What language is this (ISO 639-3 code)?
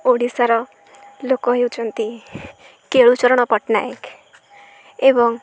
ori